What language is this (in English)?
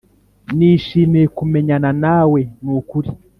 Kinyarwanda